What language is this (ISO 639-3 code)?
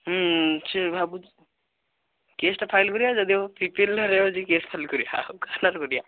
ori